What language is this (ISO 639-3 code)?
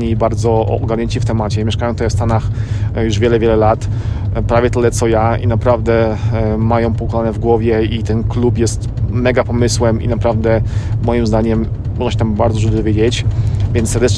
pol